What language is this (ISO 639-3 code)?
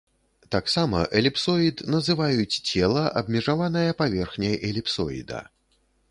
bel